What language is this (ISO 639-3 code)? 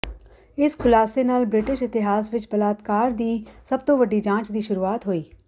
pan